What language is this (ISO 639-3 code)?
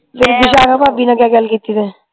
pan